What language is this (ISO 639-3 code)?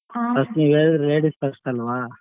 kan